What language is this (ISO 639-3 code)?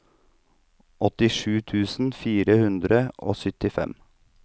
nor